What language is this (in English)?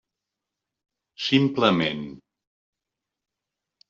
Catalan